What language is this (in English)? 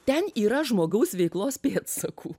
Lithuanian